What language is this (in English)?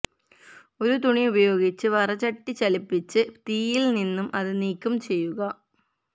Malayalam